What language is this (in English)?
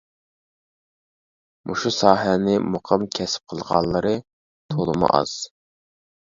Uyghur